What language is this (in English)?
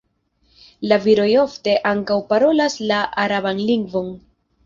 Esperanto